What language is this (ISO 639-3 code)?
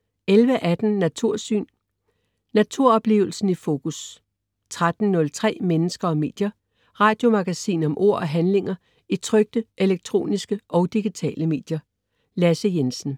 dan